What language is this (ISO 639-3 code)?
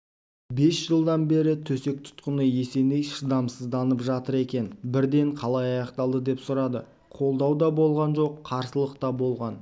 kaz